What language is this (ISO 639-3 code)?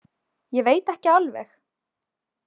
isl